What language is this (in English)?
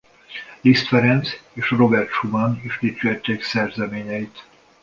Hungarian